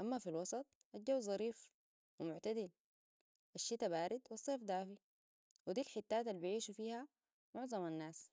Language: Sudanese Arabic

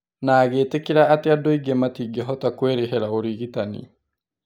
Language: Kikuyu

